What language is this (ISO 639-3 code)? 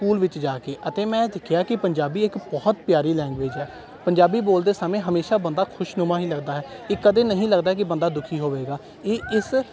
pan